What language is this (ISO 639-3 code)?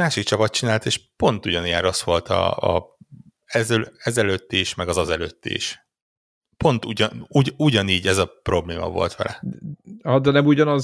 hun